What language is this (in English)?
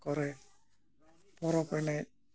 Santali